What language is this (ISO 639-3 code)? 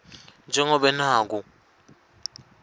ssw